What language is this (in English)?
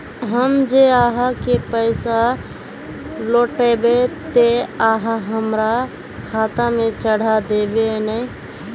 Magahi